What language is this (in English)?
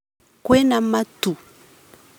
Kikuyu